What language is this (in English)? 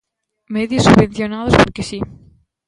Galician